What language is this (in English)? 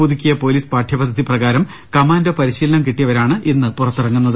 Malayalam